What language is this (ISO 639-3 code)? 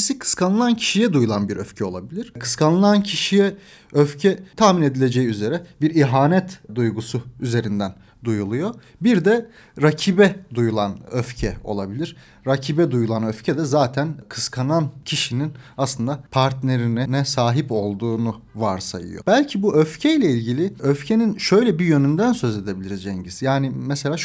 tur